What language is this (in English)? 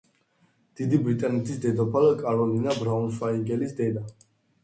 Georgian